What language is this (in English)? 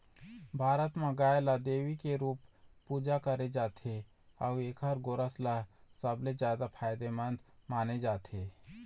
Chhattisgarhi